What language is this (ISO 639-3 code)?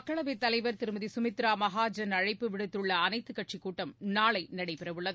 tam